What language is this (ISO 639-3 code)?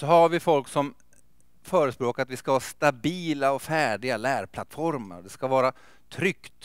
swe